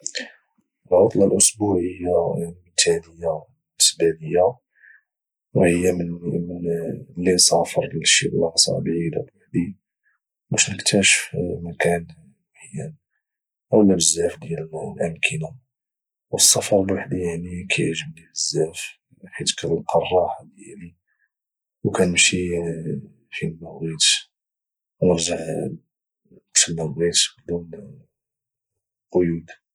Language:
Moroccan Arabic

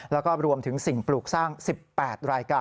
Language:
Thai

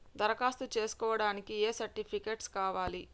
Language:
Telugu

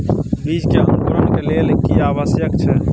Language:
Maithili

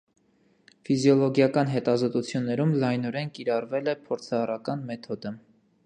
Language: Armenian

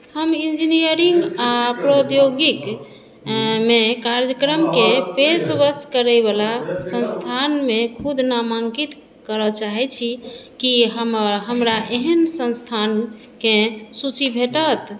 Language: Maithili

